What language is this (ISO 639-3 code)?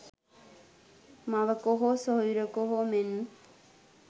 sin